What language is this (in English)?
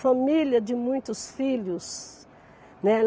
Portuguese